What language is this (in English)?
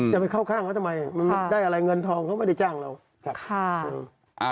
Thai